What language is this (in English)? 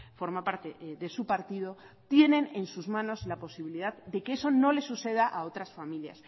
Spanish